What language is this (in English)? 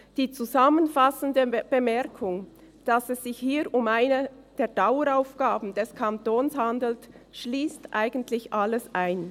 Swiss German